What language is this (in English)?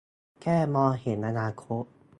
Thai